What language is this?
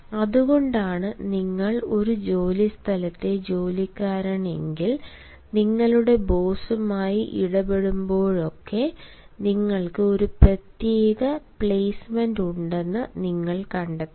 Malayalam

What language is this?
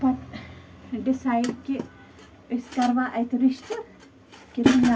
Kashmiri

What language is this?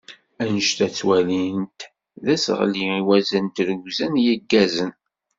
Kabyle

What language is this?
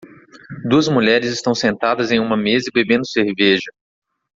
Portuguese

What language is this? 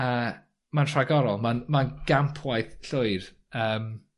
Welsh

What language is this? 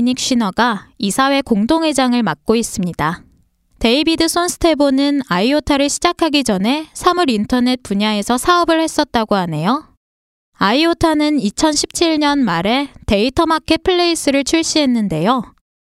Korean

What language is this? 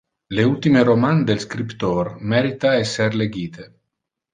Interlingua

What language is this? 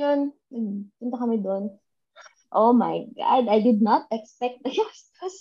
Filipino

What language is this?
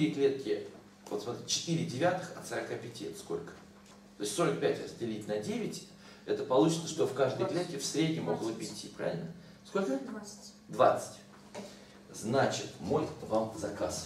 Russian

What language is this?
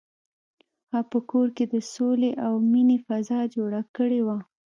Pashto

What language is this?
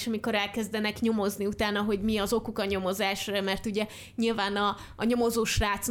Hungarian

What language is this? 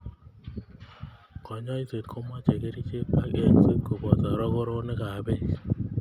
Kalenjin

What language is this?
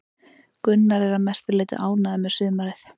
Icelandic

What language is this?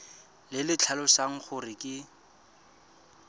Tswana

